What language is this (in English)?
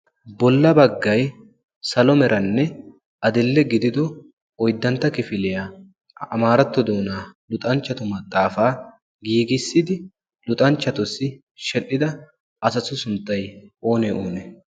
Wolaytta